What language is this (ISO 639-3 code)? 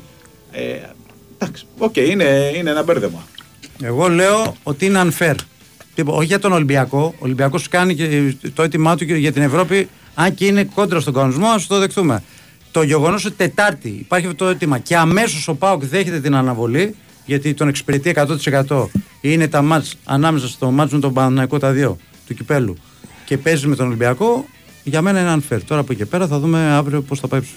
ell